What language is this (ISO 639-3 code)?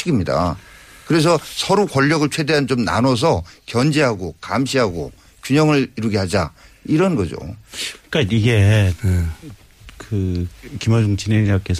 kor